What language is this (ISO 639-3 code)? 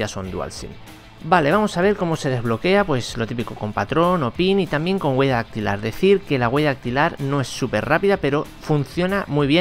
spa